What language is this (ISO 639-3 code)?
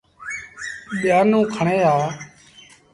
sbn